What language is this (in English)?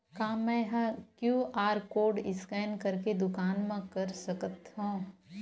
Chhattisgarhi